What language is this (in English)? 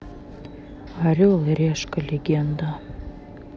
Russian